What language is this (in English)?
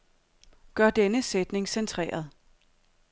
Danish